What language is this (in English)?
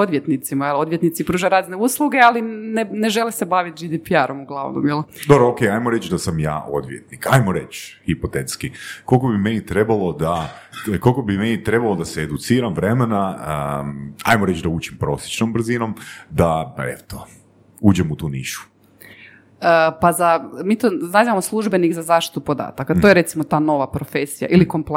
Croatian